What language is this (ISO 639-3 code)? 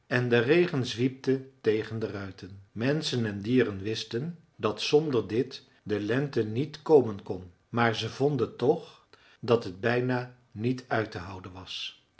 nld